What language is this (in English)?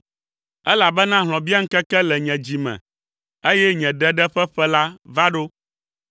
Ewe